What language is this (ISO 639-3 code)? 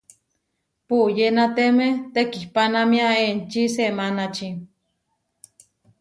var